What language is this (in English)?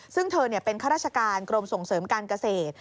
Thai